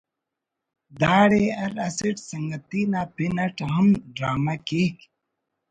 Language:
Brahui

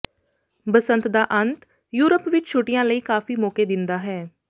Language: Punjabi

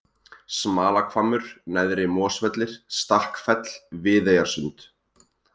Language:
Icelandic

